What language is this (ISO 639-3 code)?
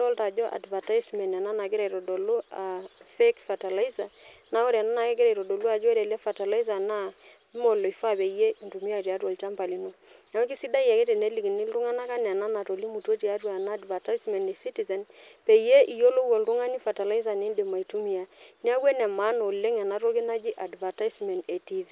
mas